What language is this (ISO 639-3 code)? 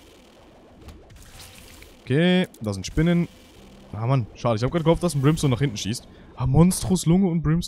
deu